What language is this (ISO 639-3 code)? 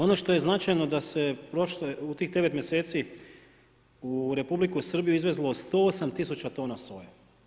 hrv